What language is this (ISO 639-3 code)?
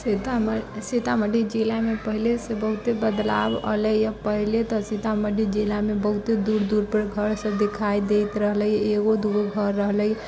mai